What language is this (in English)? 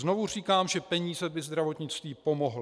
Czech